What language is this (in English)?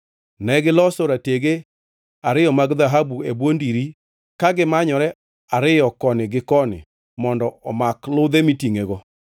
Luo (Kenya and Tanzania)